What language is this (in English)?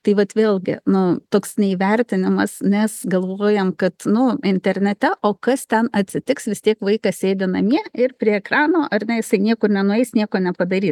Lithuanian